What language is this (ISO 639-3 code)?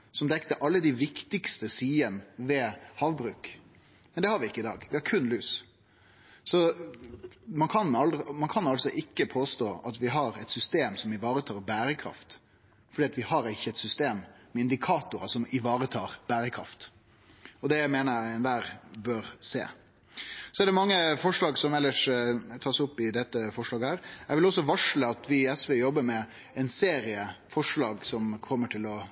nno